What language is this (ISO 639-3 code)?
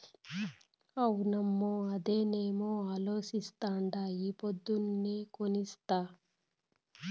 tel